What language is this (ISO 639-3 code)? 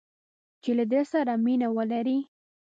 pus